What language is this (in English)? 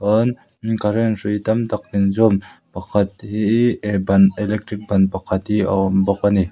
Mizo